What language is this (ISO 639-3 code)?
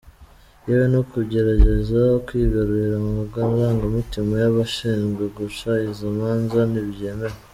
kin